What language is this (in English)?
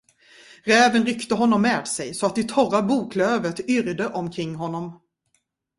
Swedish